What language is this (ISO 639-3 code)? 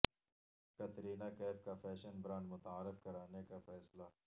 urd